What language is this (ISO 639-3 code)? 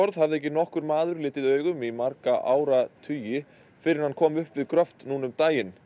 isl